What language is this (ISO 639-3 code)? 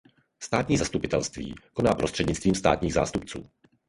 ces